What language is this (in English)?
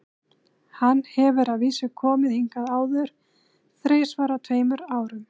Icelandic